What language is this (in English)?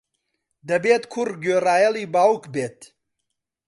Central Kurdish